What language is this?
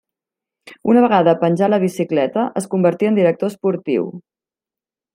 Catalan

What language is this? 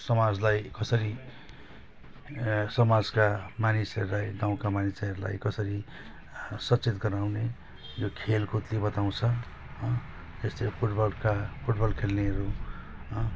Nepali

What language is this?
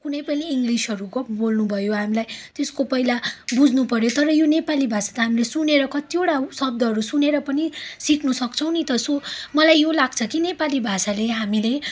Nepali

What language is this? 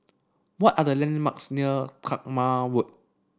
English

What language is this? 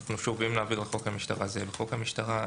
Hebrew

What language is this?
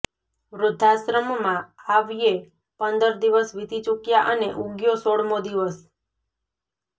Gujarati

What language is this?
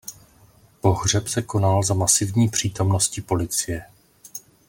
Czech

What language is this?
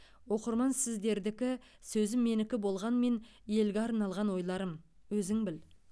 Kazakh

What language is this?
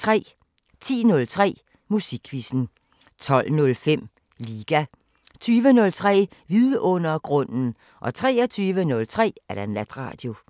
Danish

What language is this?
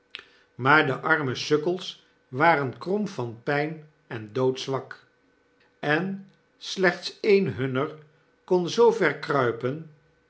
Dutch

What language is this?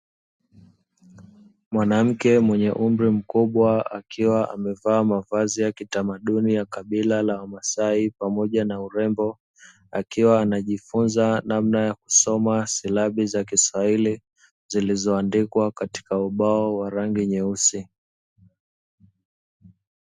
Swahili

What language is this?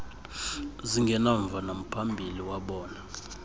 Xhosa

